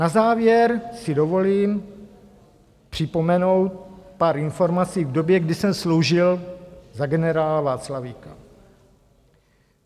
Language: Czech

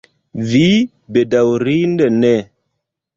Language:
Esperanto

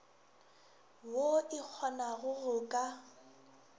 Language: Northern Sotho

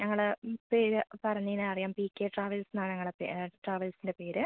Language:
Malayalam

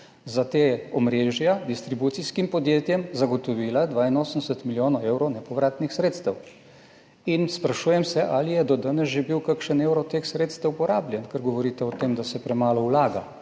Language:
Slovenian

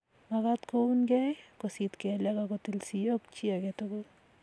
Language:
Kalenjin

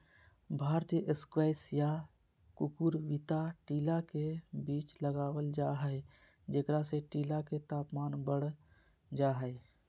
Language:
Magahi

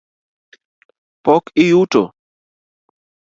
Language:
Luo (Kenya and Tanzania)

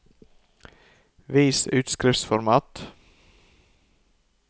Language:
Norwegian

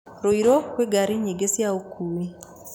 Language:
Kikuyu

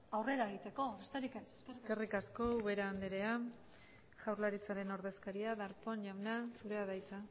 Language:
Basque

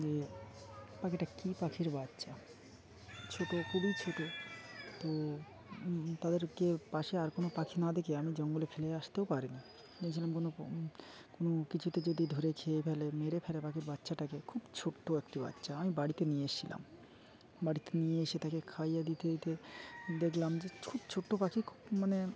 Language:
Bangla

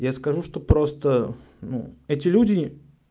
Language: Russian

